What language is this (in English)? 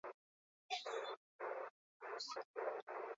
Basque